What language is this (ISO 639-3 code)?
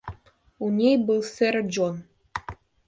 rus